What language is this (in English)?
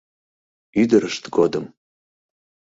Mari